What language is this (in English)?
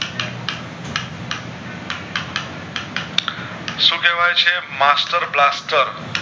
Gujarati